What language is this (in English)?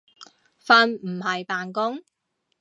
Cantonese